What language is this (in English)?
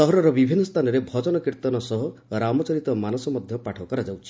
Odia